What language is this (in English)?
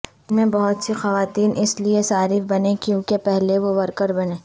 Urdu